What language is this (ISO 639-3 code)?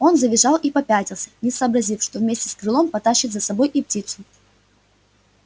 rus